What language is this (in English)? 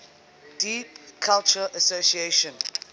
English